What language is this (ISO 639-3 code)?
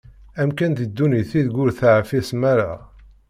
kab